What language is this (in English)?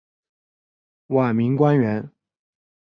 Chinese